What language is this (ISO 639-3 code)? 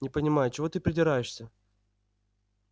rus